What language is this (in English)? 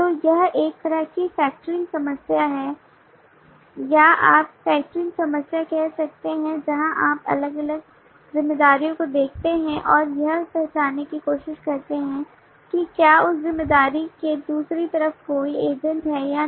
Hindi